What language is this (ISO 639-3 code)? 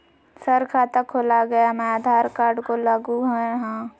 mag